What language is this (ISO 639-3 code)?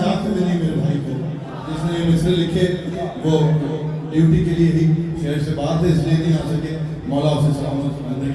urd